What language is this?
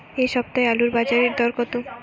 Bangla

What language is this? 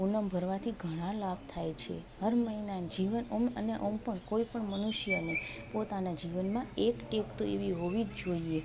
Gujarati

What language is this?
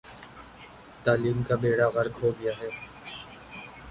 Urdu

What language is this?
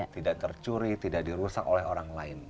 Indonesian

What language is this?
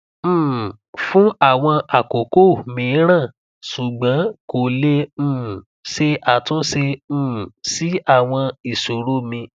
Yoruba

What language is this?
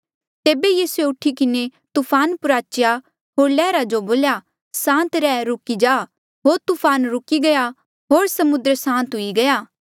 Mandeali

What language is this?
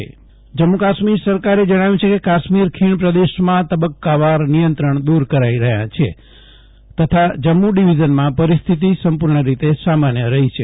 Gujarati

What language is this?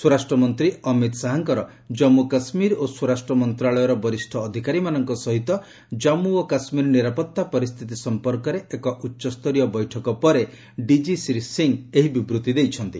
Odia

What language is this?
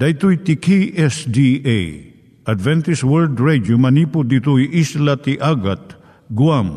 Filipino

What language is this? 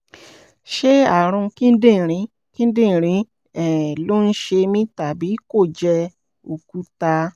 Yoruba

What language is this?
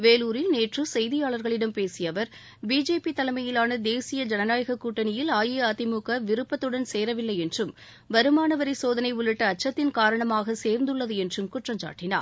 Tamil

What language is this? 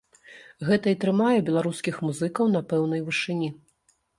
Belarusian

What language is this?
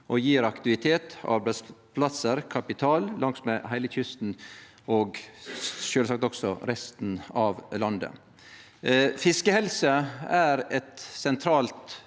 Norwegian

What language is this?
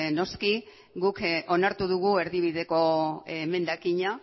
Basque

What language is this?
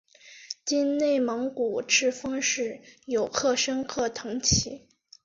Chinese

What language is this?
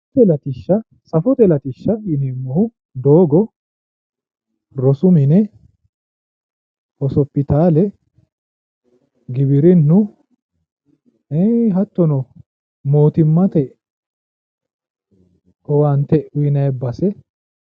Sidamo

